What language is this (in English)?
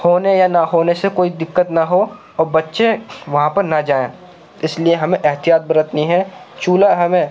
Urdu